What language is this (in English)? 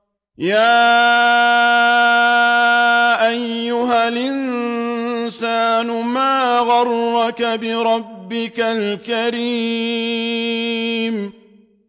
Arabic